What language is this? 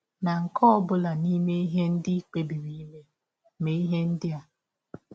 Igbo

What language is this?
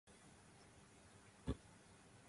Japanese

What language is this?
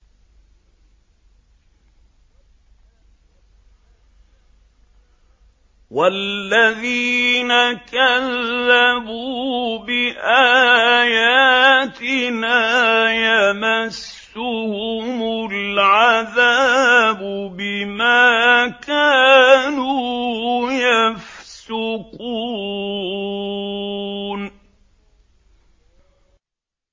Arabic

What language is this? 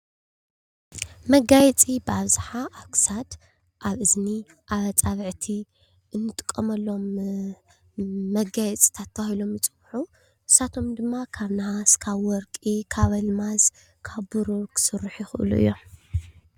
Tigrinya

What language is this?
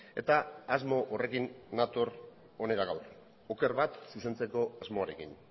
Basque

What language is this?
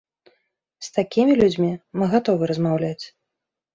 Belarusian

